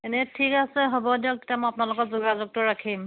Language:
Assamese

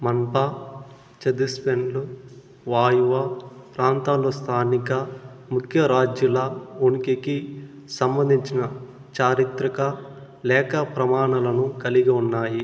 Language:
Telugu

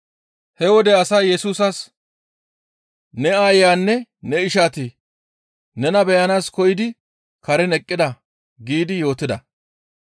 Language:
Gamo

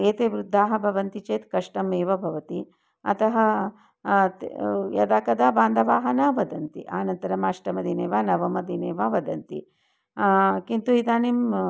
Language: Sanskrit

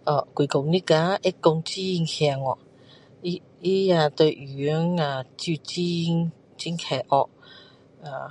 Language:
Min Dong Chinese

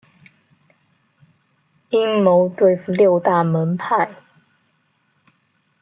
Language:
Chinese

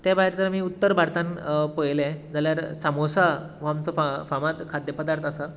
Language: Konkani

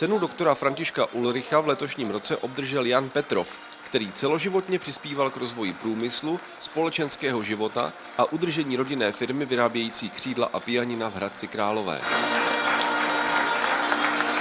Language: Czech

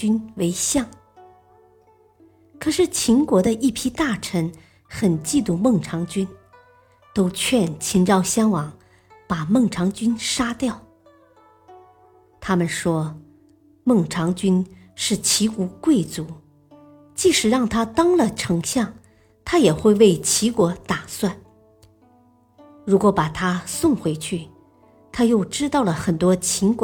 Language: Chinese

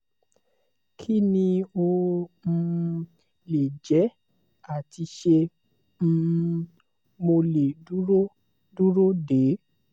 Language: Yoruba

